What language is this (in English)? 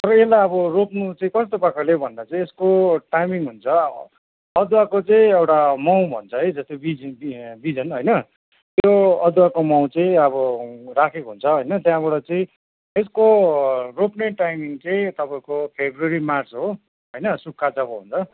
Nepali